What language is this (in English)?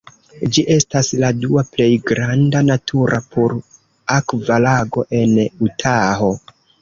Esperanto